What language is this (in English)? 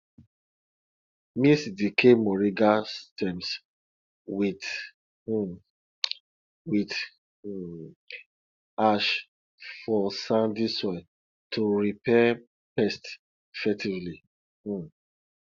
Nigerian Pidgin